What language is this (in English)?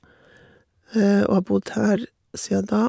Norwegian